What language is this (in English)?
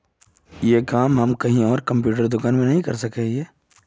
Magahi